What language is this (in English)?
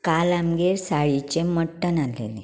Konkani